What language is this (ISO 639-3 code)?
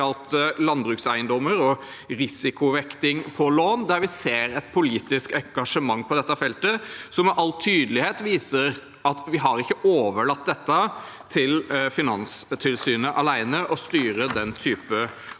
nor